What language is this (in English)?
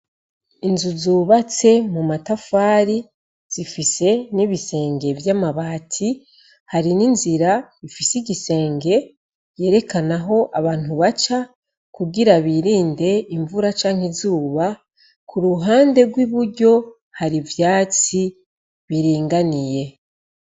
Rundi